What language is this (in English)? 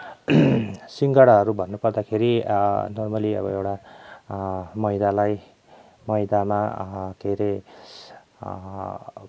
Nepali